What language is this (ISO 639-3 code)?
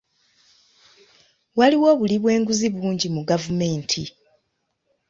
lug